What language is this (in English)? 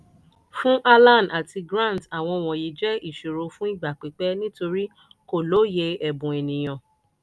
Yoruba